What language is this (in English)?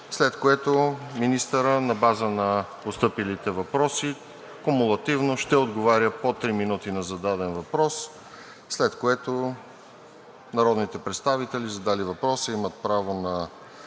Bulgarian